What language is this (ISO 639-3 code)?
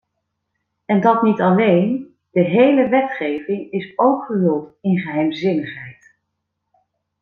nld